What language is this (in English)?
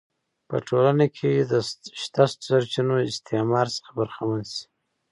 Pashto